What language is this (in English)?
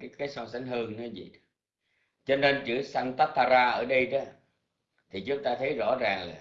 Vietnamese